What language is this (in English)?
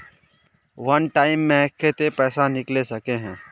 Magahi